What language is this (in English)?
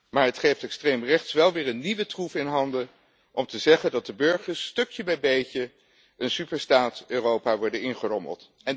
Dutch